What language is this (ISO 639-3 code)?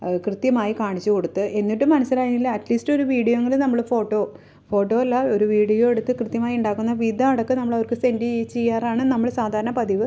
mal